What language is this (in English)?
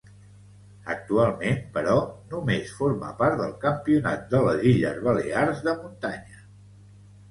Catalan